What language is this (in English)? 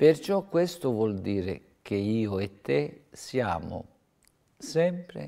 Italian